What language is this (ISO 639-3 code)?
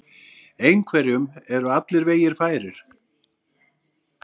isl